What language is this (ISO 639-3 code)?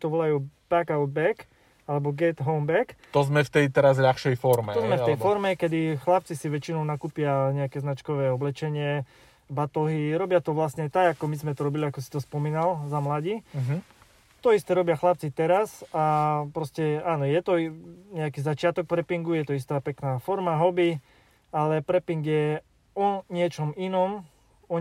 slk